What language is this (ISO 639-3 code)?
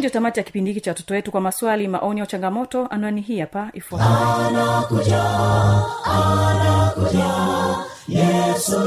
swa